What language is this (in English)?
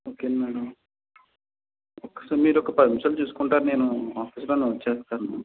Telugu